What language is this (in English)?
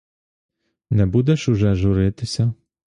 Ukrainian